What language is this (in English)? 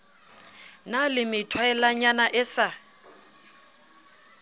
Southern Sotho